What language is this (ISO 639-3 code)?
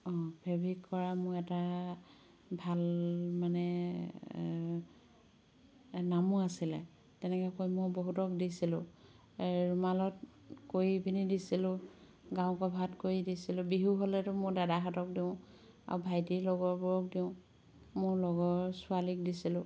asm